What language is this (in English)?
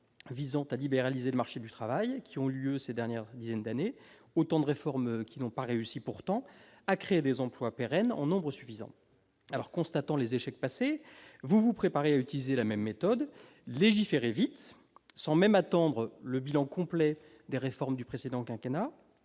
French